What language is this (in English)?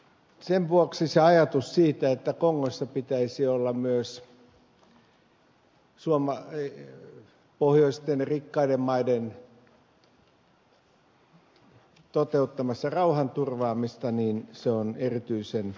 Finnish